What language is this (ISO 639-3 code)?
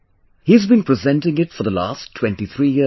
eng